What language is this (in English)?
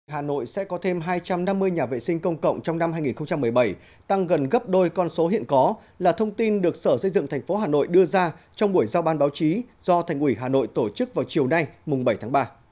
Vietnamese